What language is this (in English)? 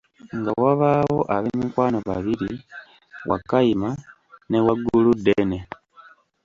Ganda